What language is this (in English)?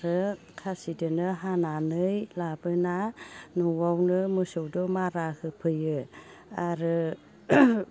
Bodo